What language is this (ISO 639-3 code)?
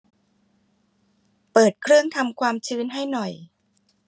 tha